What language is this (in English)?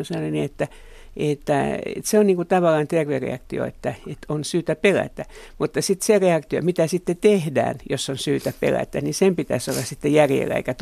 Finnish